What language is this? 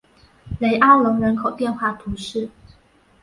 Chinese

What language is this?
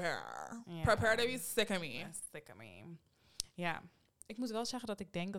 Dutch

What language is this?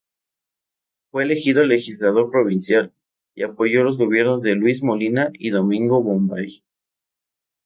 Spanish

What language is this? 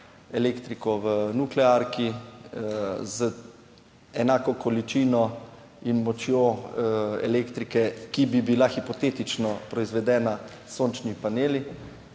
Slovenian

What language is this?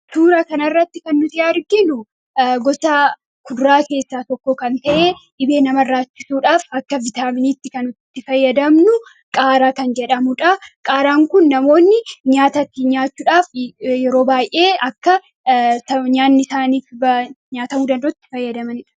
Oromo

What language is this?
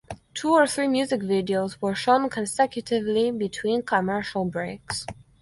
English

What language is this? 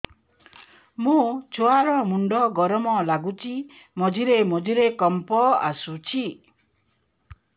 Odia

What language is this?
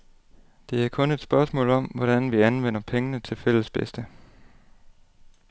Danish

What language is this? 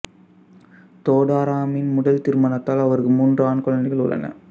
Tamil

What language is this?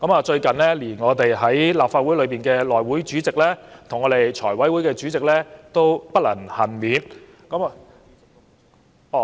Cantonese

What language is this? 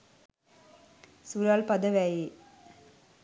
Sinhala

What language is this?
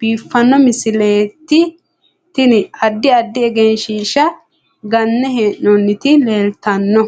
Sidamo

